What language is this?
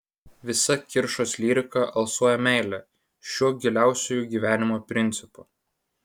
Lithuanian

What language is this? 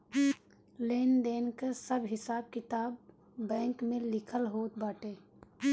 Bhojpuri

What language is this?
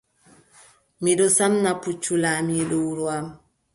Adamawa Fulfulde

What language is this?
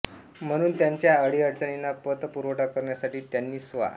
Marathi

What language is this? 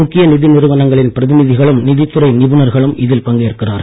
Tamil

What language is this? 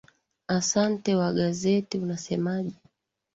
Swahili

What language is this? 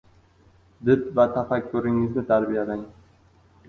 Uzbek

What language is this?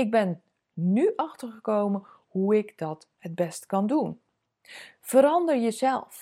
Dutch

